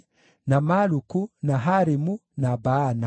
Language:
Kikuyu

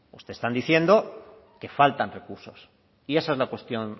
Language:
Spanish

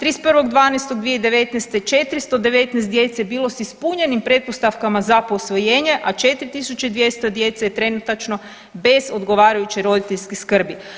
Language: Croatian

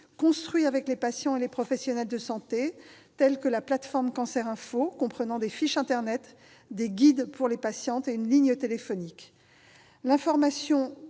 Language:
French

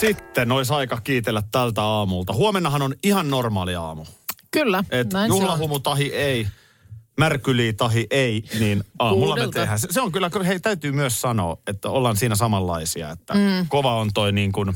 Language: Finnish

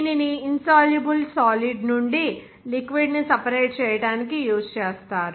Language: Telugu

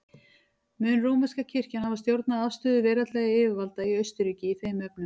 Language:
Icelandic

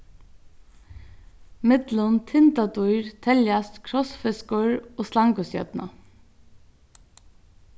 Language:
Faroese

